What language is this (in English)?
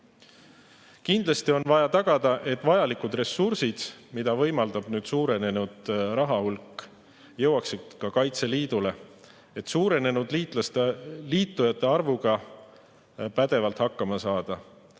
Estonian